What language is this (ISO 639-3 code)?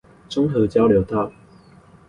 zho